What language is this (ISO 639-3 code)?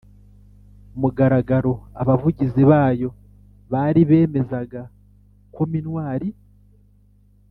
kin